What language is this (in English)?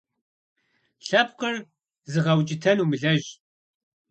Kabardian